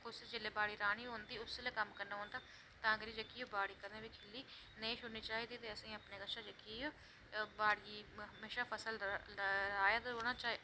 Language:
Dogri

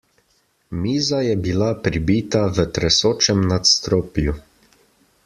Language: Slovenian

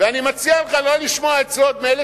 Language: Hebrew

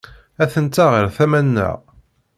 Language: Kabyle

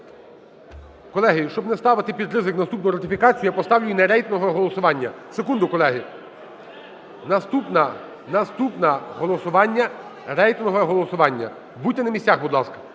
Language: Ukrainian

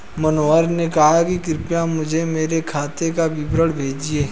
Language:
Hindi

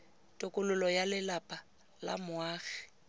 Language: Tswana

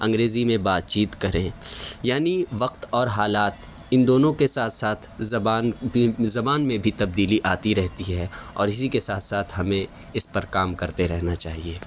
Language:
Urdu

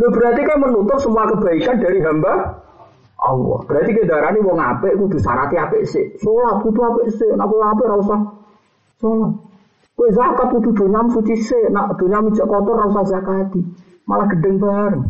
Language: Malay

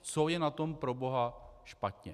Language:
Czech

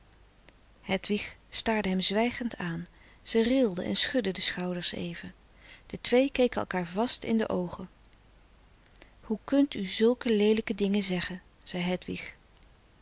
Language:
Dutch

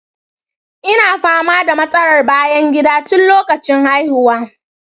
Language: Hausa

